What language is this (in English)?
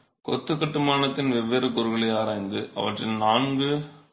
Tamil